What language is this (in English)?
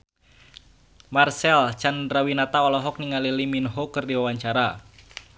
Sundanese